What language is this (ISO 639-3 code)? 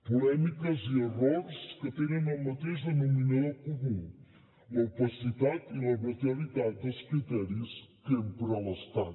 cat